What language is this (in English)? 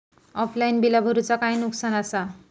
Marathi